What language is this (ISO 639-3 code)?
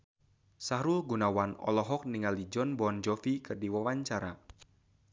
sun